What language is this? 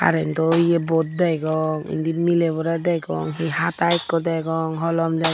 Chakma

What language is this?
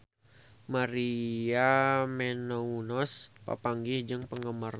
Sundanese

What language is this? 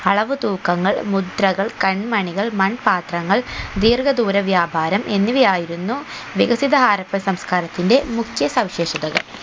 Malayalam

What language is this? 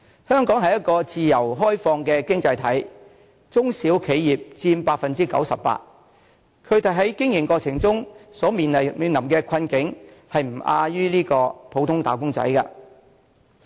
Cantonese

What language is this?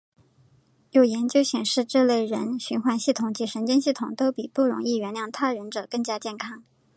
Chinese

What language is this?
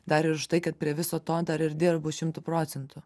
Lithuanian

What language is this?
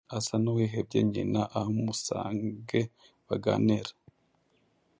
Kinyarwanda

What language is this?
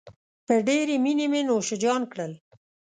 Pashto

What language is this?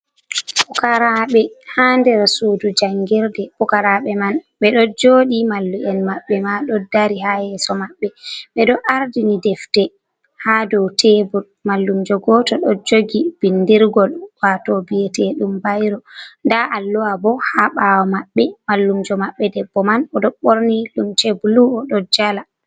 Fula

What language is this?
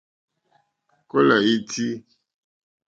Mokpwe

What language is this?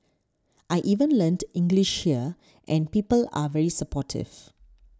English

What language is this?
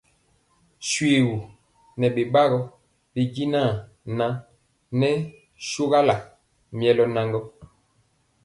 Mpiemo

